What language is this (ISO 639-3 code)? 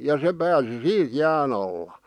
fin